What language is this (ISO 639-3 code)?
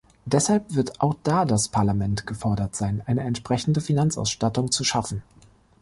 deu